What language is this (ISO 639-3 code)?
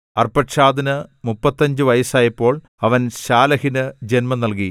mal